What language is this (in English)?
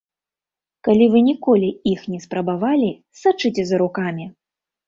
Belarusian